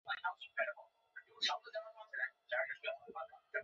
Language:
Chinese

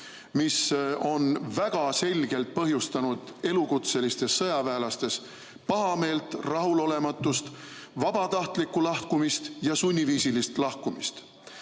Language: Estonian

